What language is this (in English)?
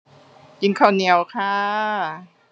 Thai